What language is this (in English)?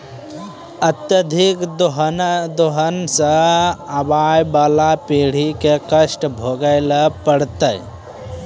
Maithili